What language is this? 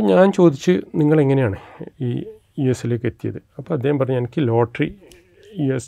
Malayalam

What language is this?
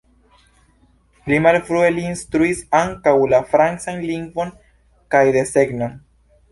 Esperanto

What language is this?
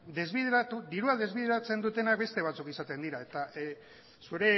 Basque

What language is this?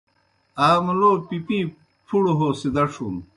Kohistani Shina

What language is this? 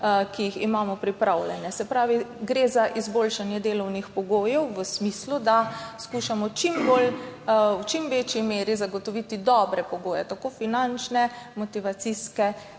Slovenian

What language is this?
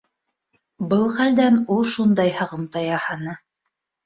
Bashkir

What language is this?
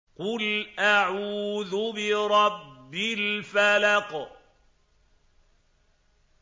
Arabic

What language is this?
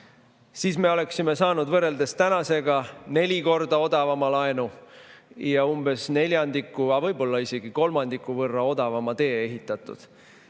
Estonian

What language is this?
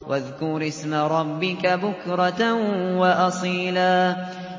Arabic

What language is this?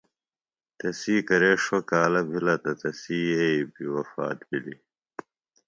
Phalura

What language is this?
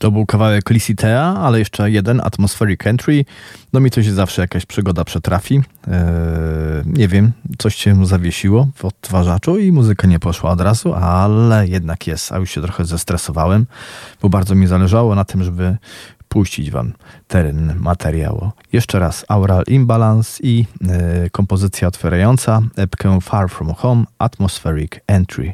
Polish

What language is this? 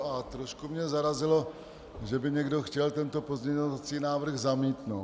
Czech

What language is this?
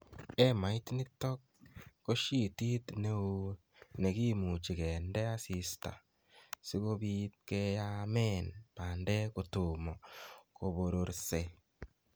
Kalenjin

